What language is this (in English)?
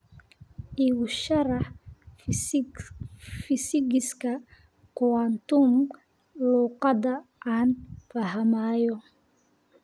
Somali